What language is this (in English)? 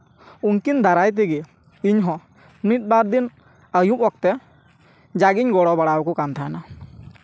Santali